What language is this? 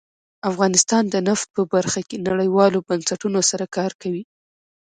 Pashto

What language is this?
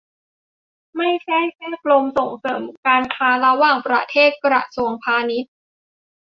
Thai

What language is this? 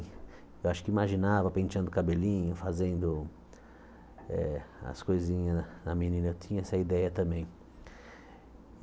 Portuguese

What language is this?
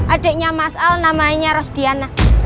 Indonesian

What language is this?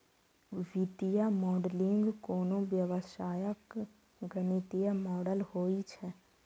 Maithili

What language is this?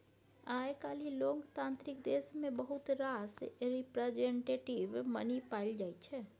Maithili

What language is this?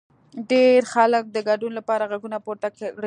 Pashto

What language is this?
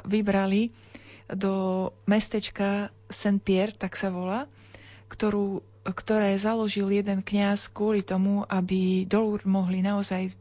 Slovak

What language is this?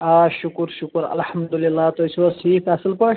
Kashmiri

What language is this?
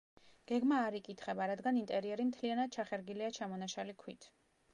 Georgian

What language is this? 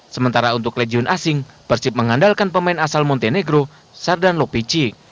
Indonesian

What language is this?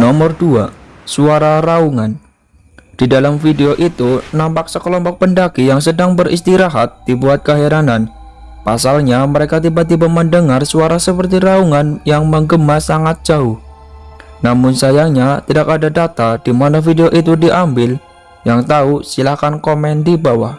Indonesian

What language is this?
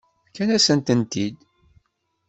Kabyle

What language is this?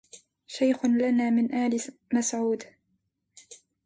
Arabic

